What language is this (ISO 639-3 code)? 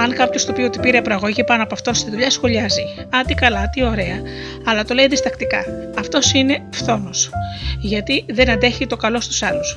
ell